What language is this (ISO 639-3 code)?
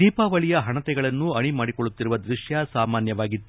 kan